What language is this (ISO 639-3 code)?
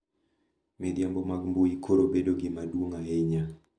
luo